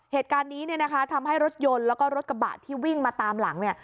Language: Thai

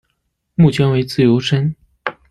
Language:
Chinese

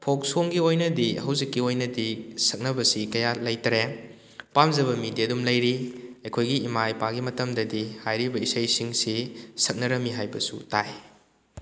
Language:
Manipuri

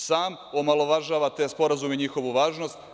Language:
Serbian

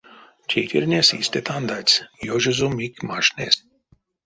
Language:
Erzya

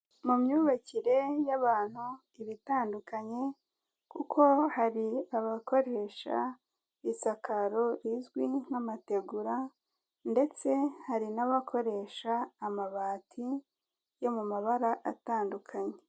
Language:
Kinyarwanda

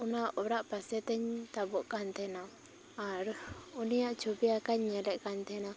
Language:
Santali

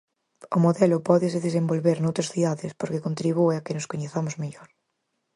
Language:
Galician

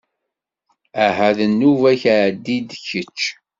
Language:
Kabyle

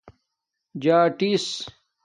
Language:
Domaaki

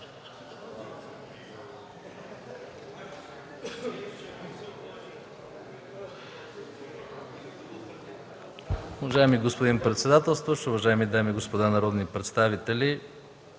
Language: Bulgarian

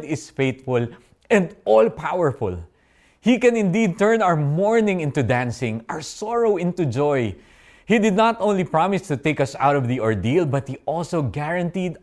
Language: Filipino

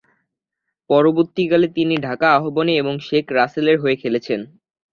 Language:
Bangla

